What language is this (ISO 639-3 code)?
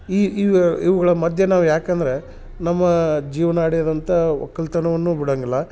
kan